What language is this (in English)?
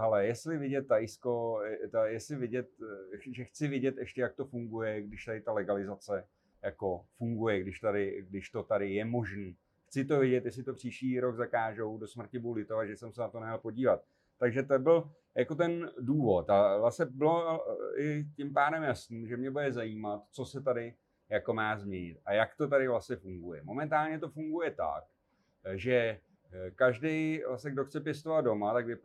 Czech